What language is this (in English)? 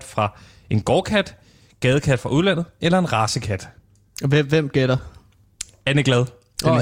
Danish